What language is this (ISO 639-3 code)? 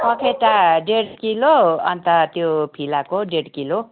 nep